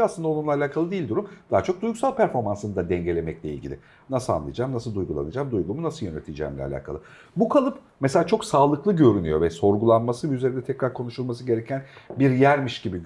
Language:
Turkish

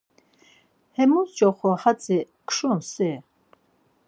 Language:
Laz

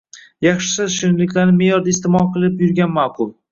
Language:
Uzbek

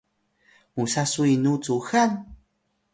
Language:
Atayal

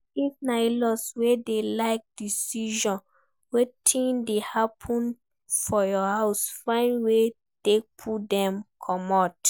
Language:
Nigerian Pidgin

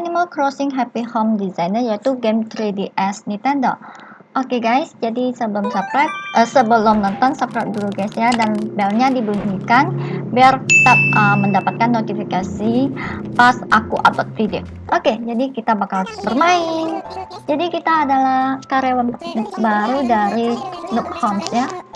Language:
Indonesian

